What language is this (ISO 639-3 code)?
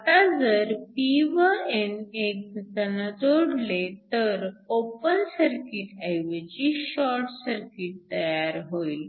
mar